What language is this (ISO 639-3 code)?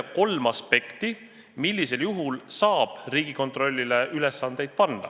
est